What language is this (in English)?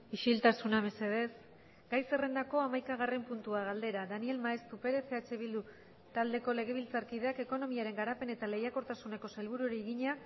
Basque